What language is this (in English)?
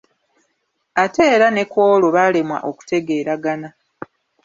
Ganda